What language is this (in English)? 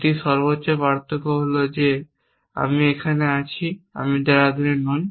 Bangla